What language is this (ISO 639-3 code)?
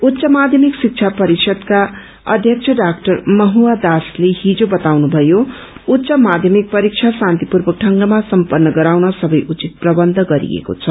nep